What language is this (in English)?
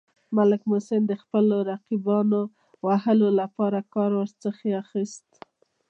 Pashto